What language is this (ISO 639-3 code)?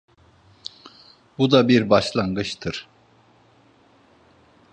tur